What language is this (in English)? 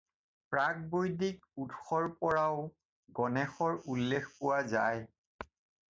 Assamese